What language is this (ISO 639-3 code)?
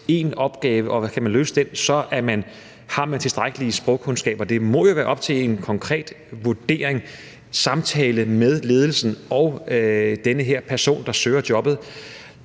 dan